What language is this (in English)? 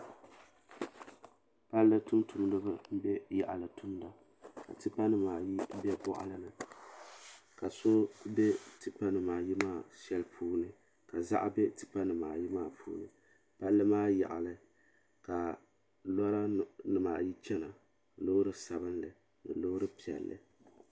Dagbani